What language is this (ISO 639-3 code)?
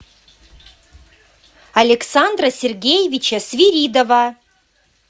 rus